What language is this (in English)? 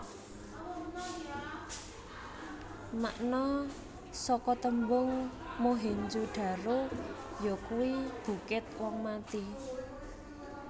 Javanese